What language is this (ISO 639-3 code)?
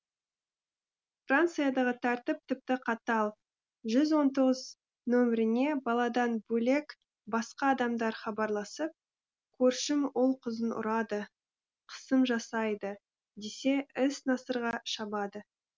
kaz